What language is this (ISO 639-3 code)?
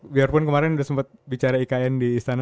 ind